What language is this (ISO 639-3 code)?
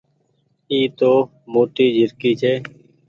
gig